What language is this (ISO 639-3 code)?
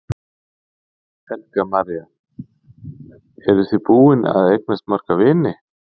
isl